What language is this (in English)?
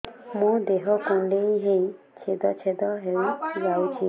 Odia